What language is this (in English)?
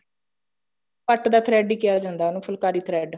Punjabi